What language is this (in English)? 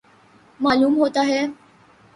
Urdu